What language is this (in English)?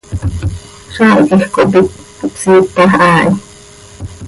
Seri